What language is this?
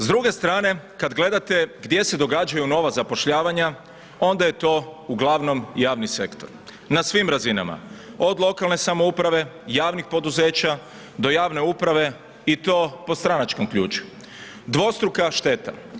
Croatian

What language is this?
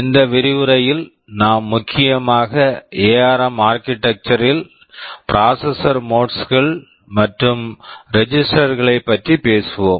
Tamil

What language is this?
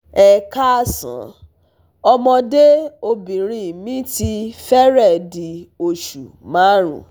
Yoruba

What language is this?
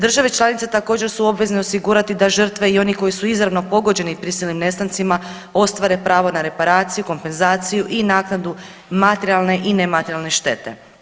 Croatian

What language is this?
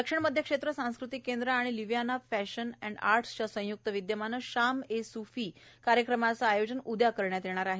Marathi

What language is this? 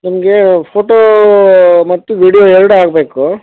Kannada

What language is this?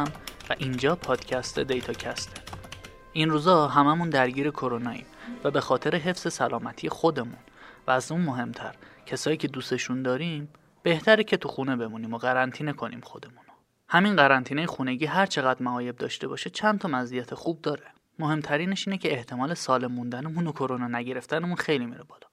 Persian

